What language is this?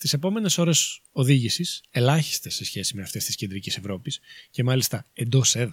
Greek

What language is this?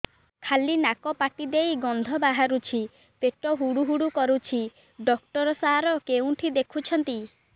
Odia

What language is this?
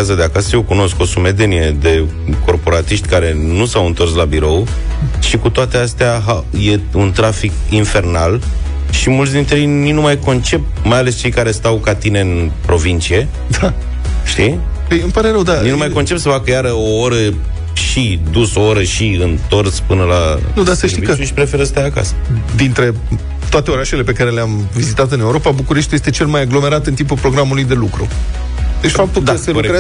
Romanian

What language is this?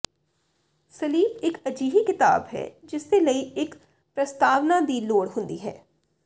Punjabi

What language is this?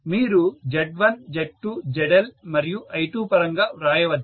Telugu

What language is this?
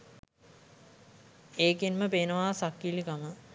Sinhala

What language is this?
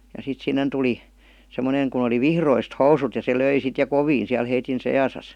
Finnish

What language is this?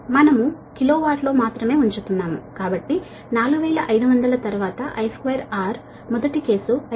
Telugu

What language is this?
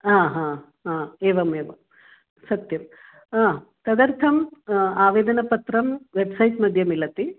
Sanskrit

